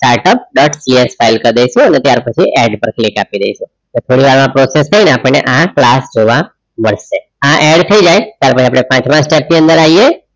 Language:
Gujarati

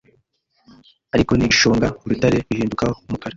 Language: Kinyarwanda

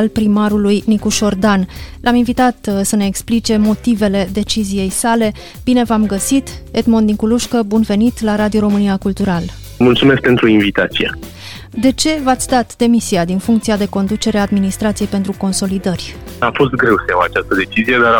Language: Romanian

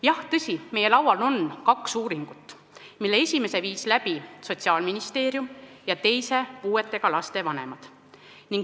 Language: Estonian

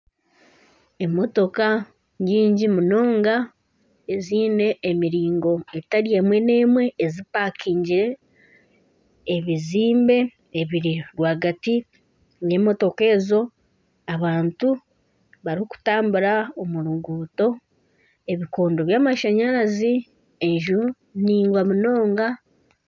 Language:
Nyankole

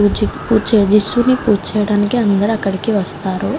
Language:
Telugu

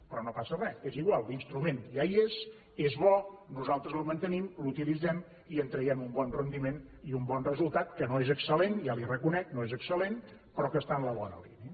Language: Catalan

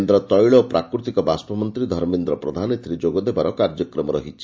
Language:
Odia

